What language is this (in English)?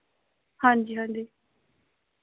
Dogri